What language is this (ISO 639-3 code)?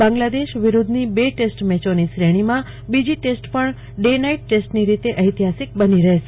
guj